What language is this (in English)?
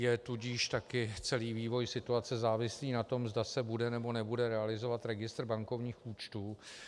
Czech